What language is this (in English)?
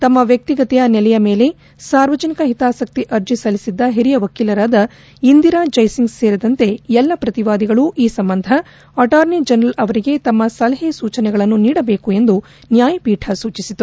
Kannada